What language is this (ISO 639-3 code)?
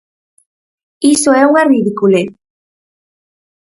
glg